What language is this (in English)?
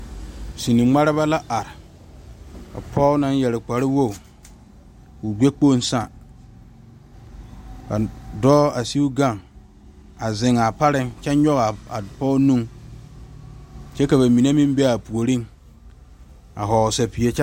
Southern Dagaare